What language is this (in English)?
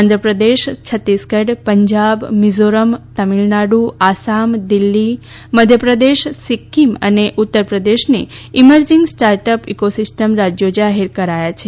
Gujarati